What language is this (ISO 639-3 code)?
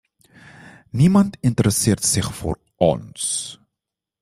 nld